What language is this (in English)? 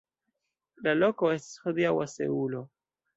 Esperanto